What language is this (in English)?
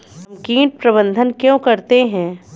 Hindi